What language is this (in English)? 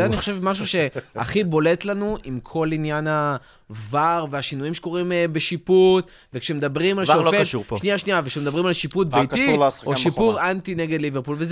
Hebrew